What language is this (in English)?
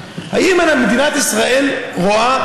Hebrew